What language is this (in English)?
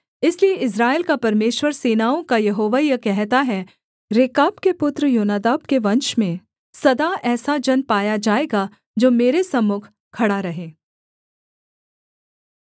Hindi